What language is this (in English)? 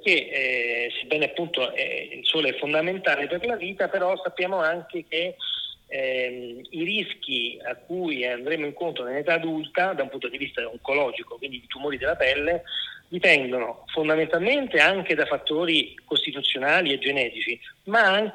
Italian